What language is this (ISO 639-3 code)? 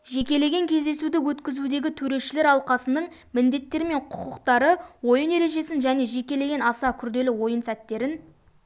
kaz